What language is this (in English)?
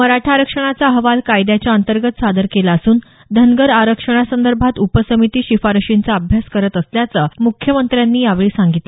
Marathi